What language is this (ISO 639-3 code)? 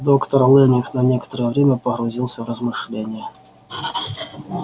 rus